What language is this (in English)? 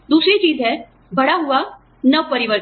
Hindi